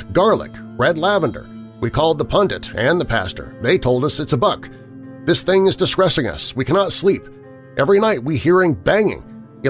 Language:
English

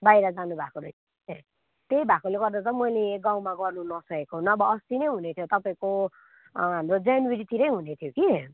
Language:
Nepali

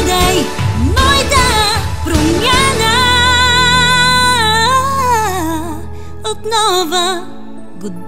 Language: Romanian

